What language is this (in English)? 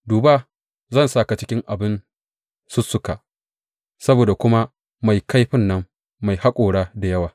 Hausa